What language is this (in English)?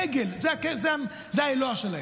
Hebrew